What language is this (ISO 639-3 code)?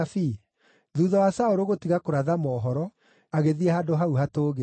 kik